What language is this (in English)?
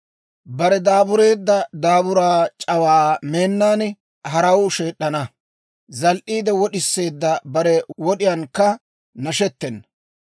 Dawro